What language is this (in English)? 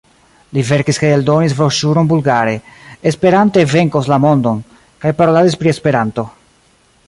Esperanto